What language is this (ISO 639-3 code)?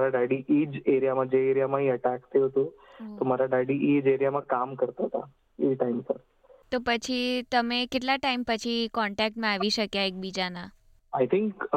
guj